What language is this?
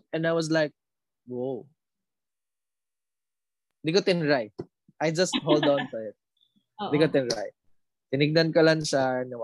Filipino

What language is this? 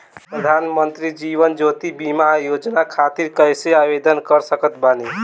Bhojpuri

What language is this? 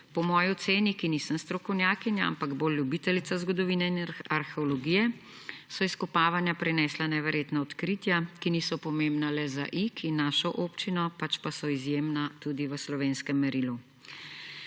Slovenian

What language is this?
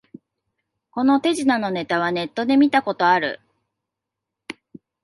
Japanese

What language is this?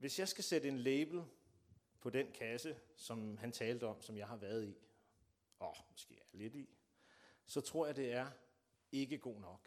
Danish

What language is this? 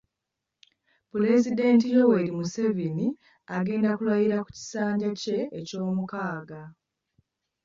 Ganda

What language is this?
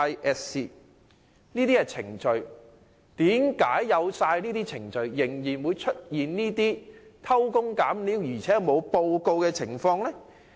Cantonese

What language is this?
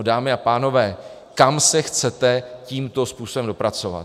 Czech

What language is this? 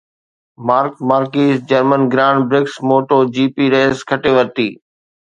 Sindhi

